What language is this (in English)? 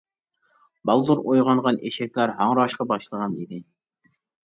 Uyghur